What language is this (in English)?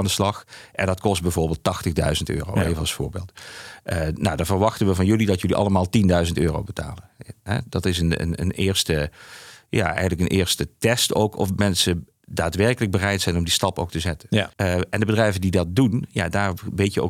Dutch